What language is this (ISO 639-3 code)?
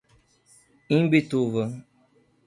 por